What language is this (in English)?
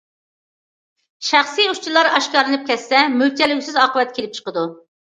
Uyghur